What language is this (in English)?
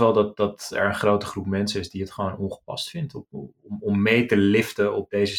Dutch